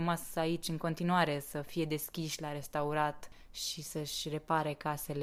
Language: Romanian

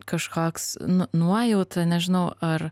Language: Lithuanian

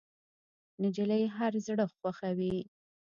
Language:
Pashto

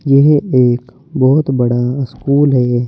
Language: Hindi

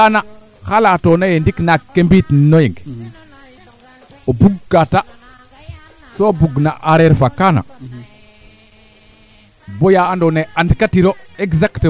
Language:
Serer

